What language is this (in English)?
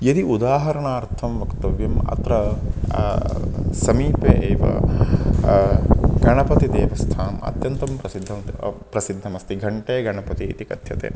Sanskrit